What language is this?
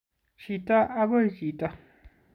Kalenjin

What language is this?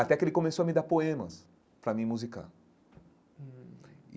Portuguese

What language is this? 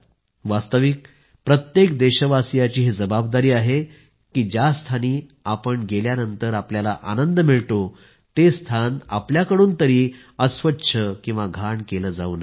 Marathi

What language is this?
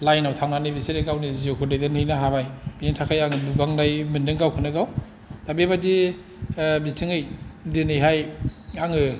Bodo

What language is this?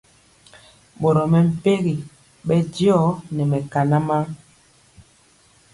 Mpiemo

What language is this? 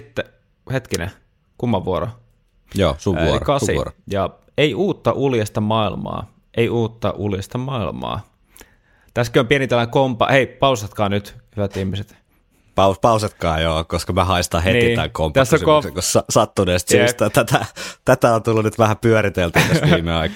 Finnish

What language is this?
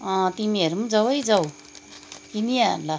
Nepali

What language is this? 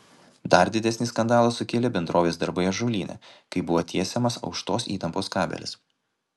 Lithuanian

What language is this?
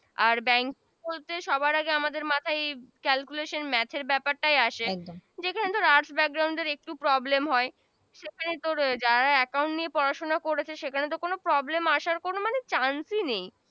Bangla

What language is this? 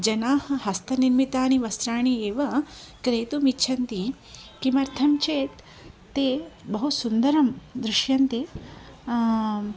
Sanskrit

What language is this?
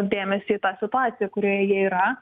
Lithuanian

